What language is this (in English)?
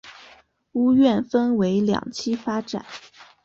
Chinese